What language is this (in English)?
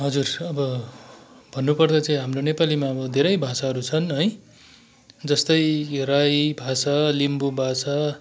Nepali